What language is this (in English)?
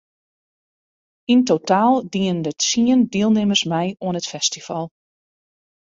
Western Frisian